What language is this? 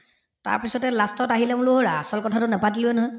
Assamese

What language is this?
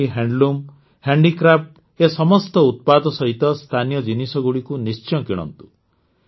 Odia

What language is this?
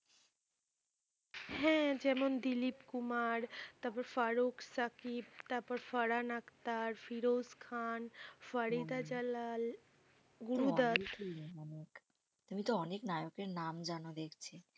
Bangla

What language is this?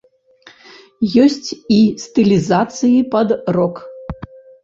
Belarusian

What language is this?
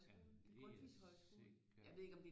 Danish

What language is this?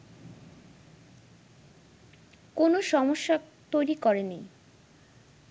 Bangla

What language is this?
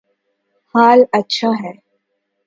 Urdu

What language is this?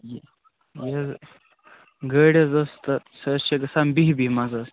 Kashmiri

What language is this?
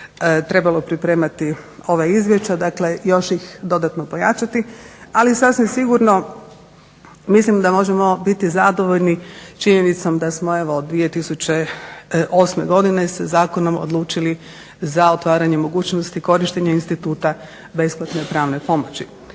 Croatian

